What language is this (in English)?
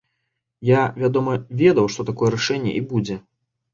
Belarusian